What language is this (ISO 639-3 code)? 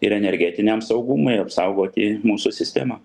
lit